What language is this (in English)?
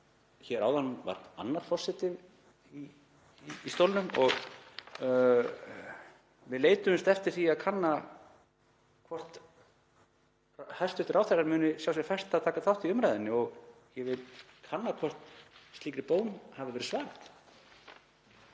Icelandic